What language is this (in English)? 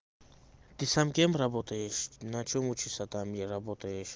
Russian